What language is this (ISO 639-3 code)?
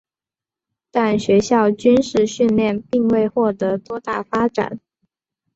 zho